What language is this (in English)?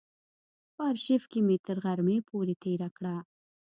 Pashto